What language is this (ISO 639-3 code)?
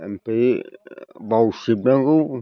brx